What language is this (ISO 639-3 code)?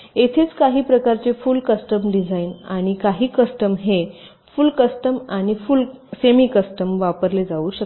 mar